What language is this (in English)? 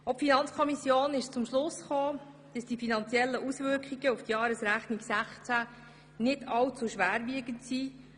Swiss German